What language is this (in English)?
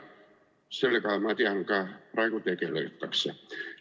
Estonian